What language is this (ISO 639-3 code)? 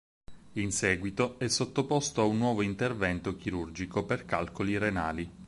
ita